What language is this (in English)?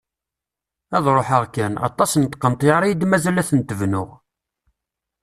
Kabyle